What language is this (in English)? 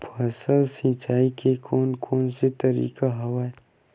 Chhattisgarhi